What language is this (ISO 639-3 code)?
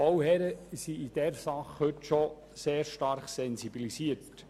gsw